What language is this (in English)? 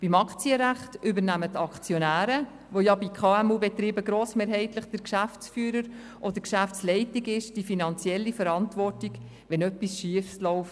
Swiss German